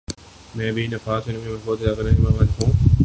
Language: Urdu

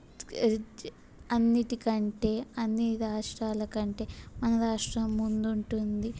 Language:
Telugu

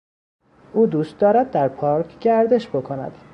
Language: Persian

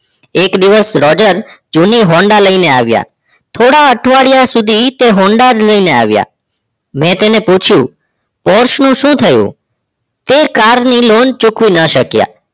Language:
Gujarati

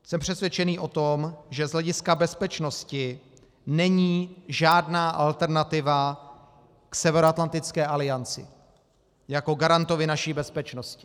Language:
Czech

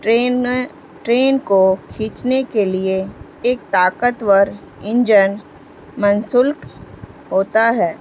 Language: Urdu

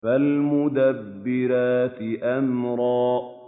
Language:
Arabic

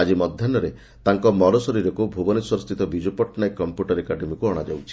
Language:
Odia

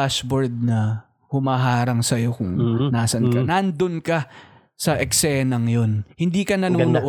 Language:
Filipino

